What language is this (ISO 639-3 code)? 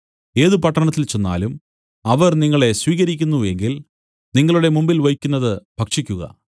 mal